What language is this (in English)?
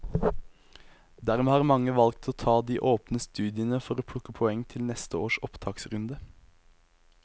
Norwegian